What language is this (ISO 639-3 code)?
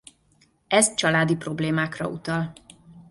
hun